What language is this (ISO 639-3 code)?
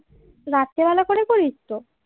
ben